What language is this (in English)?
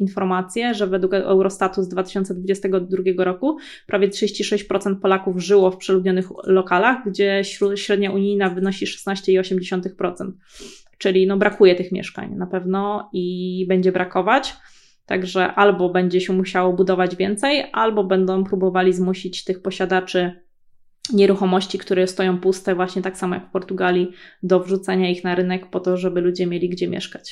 Polish